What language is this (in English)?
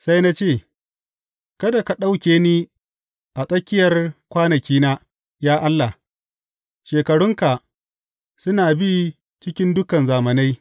Hausa